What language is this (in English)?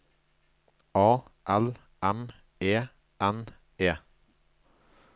Norwegian